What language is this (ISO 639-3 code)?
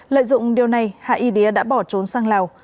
vie